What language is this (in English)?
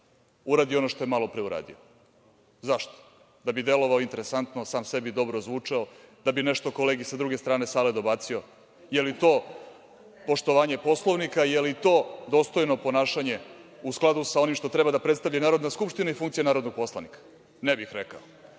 Serbian